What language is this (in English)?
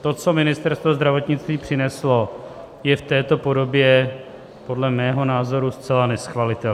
Czech